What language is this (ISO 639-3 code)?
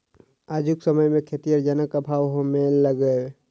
mai